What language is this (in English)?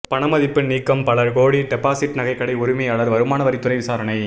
Tamil